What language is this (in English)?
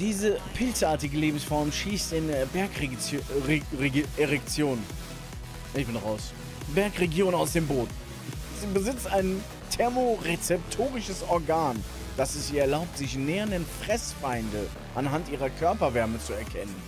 German